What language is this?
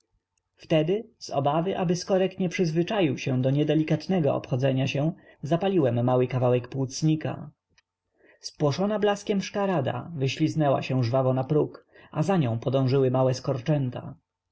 Polish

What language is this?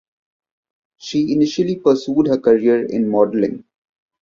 English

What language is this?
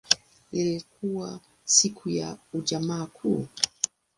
Swahili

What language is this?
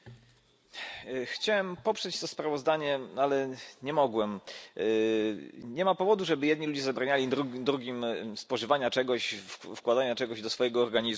Polish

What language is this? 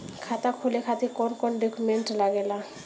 Bhojpuri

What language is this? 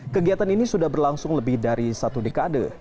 Indonesian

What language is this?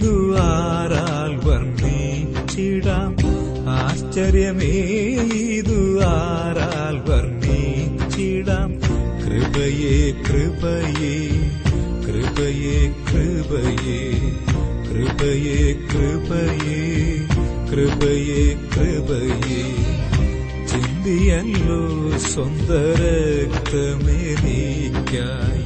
Malayalam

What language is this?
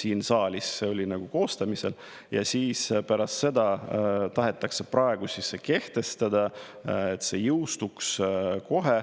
Estonian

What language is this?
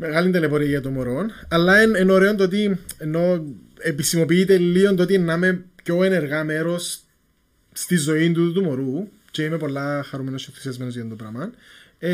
Greek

